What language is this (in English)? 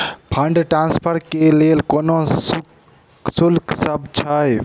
Maithili